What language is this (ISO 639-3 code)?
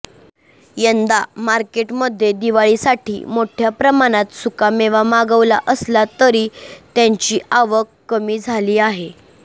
mar